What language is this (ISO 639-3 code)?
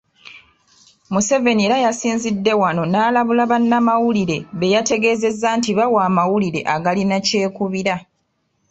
lug